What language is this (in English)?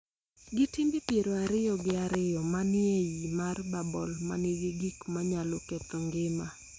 Luo (Kenya and Tanzania)